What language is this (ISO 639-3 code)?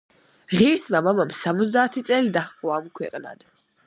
kat